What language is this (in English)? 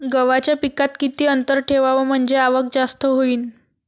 Marathi